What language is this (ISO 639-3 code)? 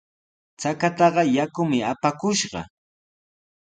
qws